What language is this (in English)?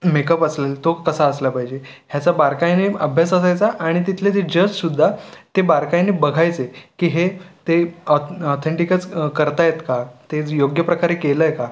Marathi